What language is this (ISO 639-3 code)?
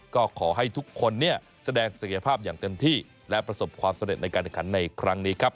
tha